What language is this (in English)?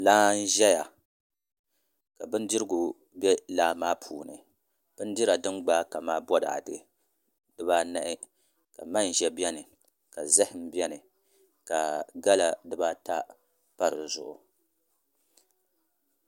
Dagbani